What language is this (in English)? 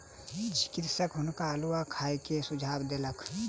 Maithili